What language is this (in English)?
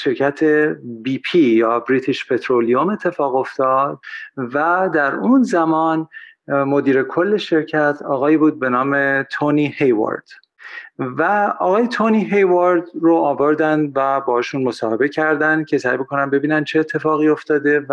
Persian